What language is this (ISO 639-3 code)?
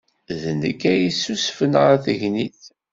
kab